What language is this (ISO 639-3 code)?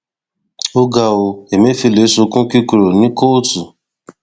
yor